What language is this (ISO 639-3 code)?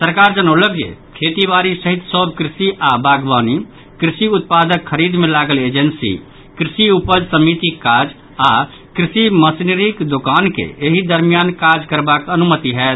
mai